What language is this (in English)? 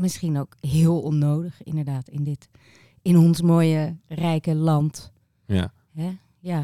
Dutch